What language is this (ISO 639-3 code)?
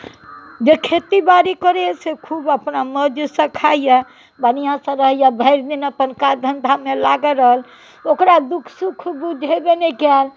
mai